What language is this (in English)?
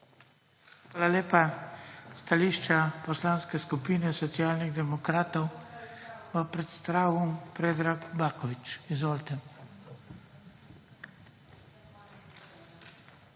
Slovenian